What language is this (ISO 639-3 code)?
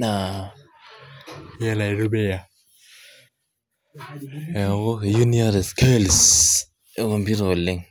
mas